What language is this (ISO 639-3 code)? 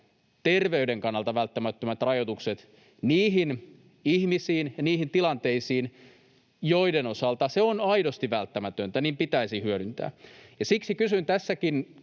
fin